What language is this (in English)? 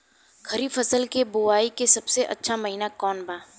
Bhojpuri